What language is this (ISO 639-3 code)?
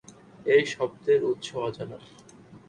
ben